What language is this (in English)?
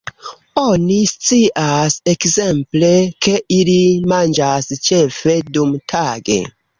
Esperanto